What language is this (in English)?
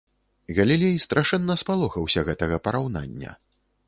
Belarusian